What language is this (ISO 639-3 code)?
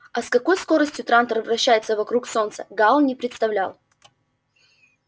rus